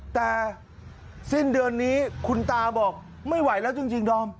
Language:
Thai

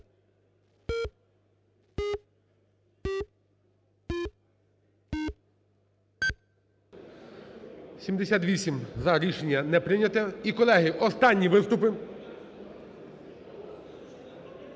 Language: Ukrainian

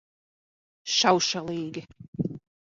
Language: Latvian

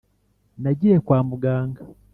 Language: Kinyarwanda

